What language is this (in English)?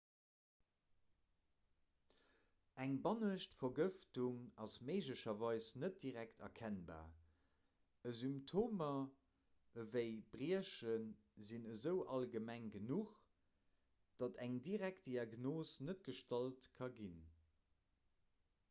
Luxembourgish